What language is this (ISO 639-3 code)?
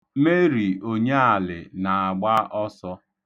ibo